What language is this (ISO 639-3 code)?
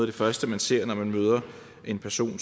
dan